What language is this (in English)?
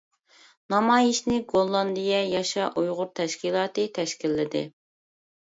Uyghur